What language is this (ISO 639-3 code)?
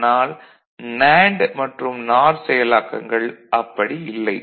tam